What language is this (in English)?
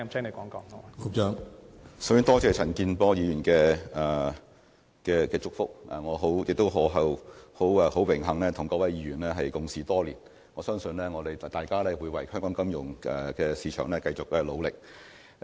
Cantonese